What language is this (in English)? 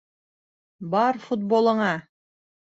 Bashkir